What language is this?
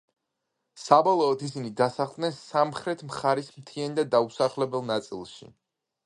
Georgian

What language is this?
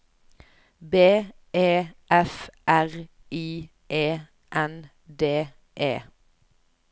Norwegian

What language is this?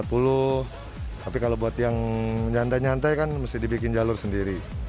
Indonesian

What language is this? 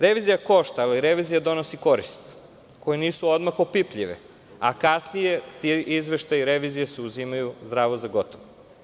Serbian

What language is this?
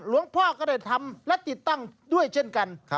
Thai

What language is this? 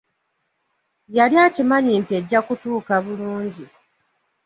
Ganda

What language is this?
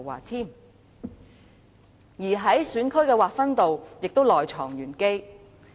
Cantonese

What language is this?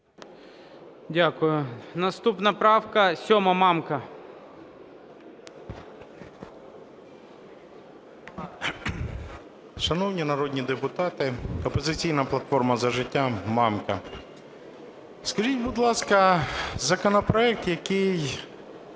Ukrainian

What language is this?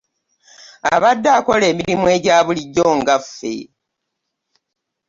Ganda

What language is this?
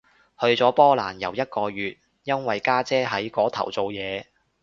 Cantonese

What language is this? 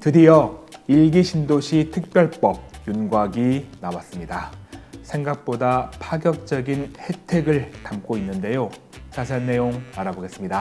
Korean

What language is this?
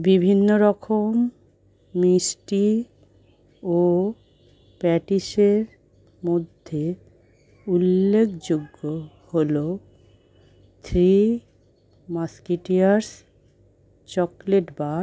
Bangla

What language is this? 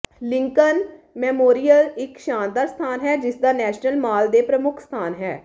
Punjabi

